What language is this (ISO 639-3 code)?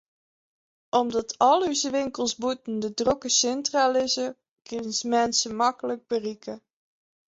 fry